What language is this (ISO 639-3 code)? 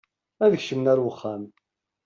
kab